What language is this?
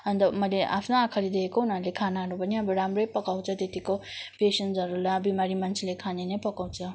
Nepali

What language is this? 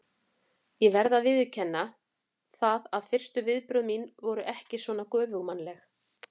Icelandic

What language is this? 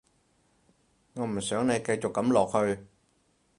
Cantonese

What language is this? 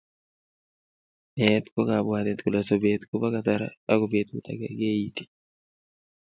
Kalenjin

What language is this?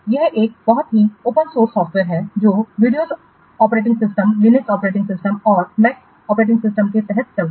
Hindi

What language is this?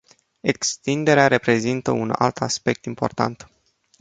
Romanian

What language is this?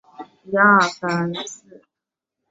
Chinese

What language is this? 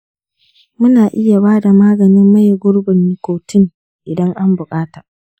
Hausa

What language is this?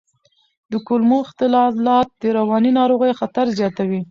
Pashto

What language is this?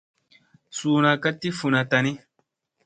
Musey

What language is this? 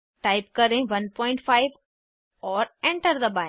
Hindi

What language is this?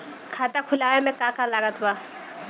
Bhojpuri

